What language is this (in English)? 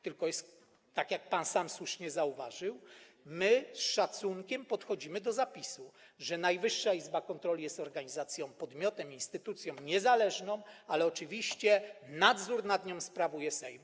Polish